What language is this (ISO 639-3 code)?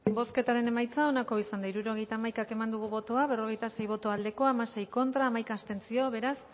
eus